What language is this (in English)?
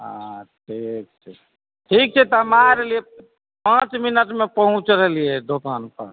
Maithili